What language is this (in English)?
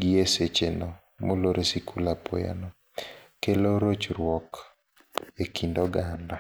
Luo (Kenya and Tanzania)